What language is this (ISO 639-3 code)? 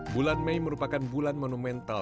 ind